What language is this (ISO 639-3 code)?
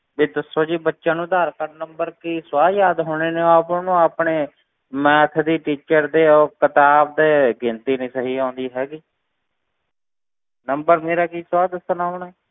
pan